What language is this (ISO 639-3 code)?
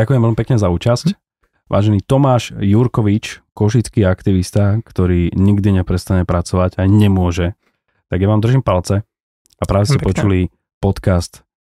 slk